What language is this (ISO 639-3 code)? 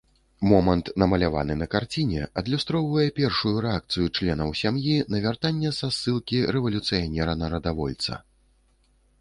bel